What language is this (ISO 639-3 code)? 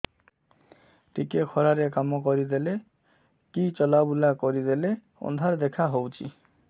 ori